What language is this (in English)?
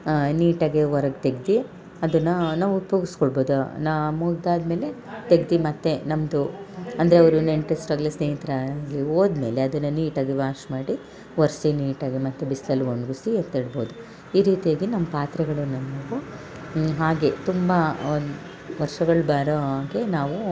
Kannada